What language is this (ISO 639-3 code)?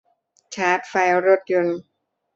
tha